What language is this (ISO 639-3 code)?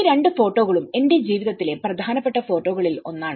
mal